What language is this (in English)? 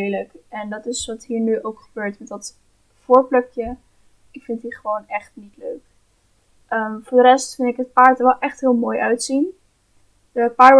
Dutch